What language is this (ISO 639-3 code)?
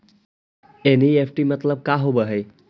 mag